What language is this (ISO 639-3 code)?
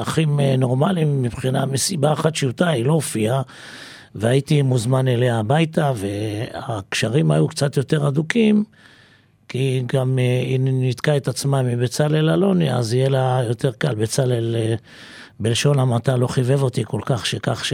heb